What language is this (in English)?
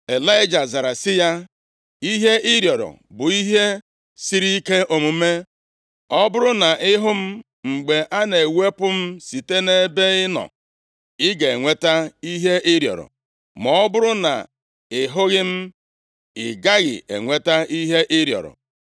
Igbo